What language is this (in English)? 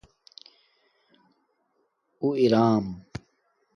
Domaaki